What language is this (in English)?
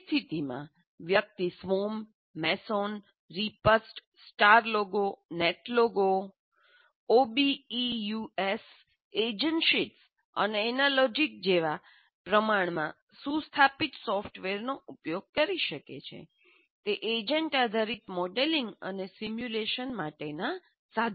Gujarati